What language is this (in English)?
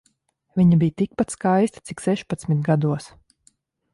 Latvian